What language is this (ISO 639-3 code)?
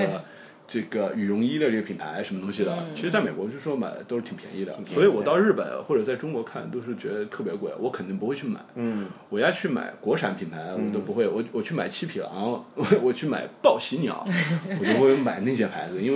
zho